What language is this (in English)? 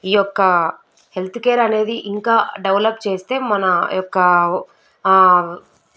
Telugu